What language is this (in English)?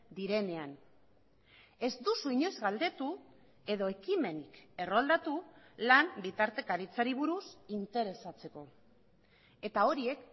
Basque